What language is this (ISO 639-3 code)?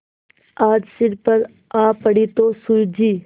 hin